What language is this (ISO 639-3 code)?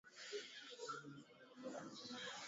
swa